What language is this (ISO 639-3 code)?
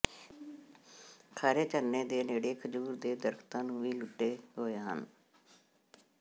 pan